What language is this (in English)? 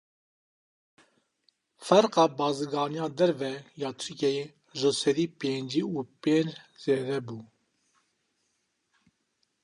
Kurdish